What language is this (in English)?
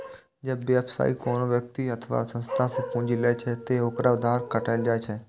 Maithili